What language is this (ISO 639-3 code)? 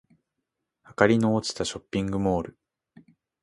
jpn